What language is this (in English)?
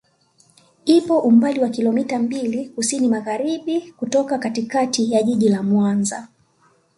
Swahili